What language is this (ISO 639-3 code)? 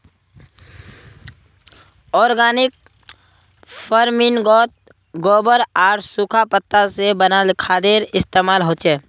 mag